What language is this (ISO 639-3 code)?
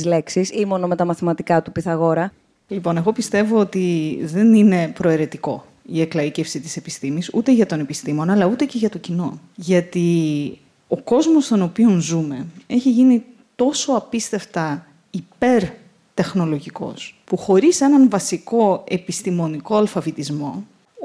ell